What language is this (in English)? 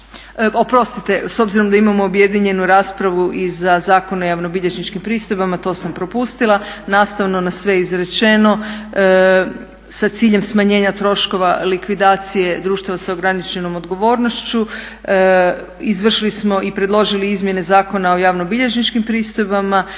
Croatian